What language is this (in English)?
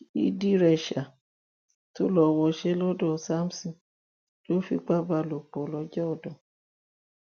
Yoruba